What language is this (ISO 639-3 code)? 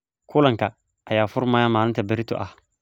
som